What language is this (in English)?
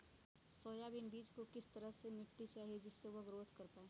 Magahi